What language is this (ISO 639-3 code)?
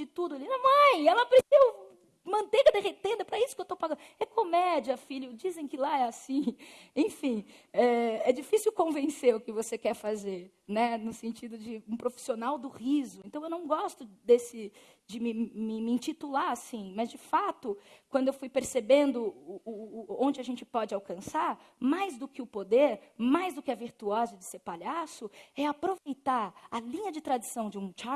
por